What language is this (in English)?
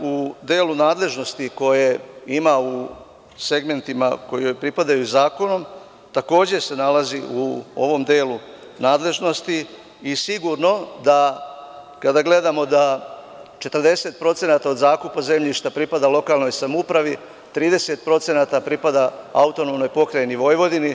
Serbian